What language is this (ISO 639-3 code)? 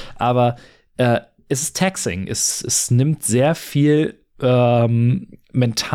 deu